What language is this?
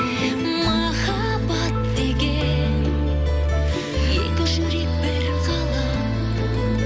Kazakh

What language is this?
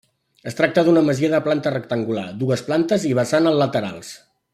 Catalan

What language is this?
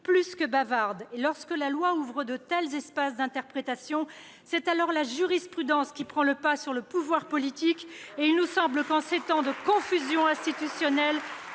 French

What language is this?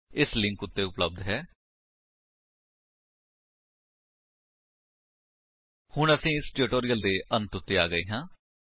Punjabi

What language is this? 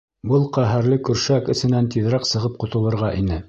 Bashkir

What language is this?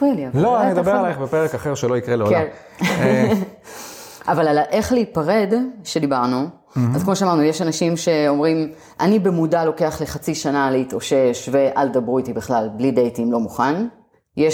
Hebrew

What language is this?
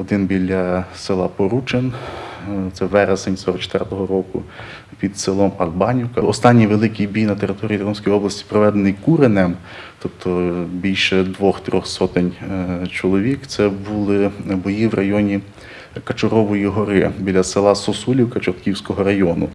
Ukrainian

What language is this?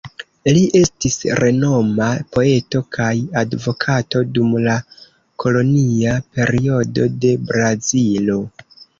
Esperanto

